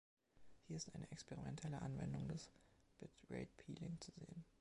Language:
German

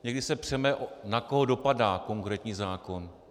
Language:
Czech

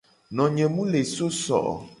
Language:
Gen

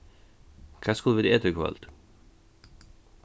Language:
Faroese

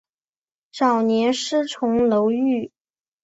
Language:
Chinese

